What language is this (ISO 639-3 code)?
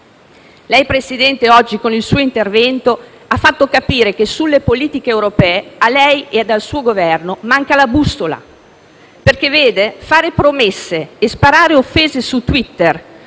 ita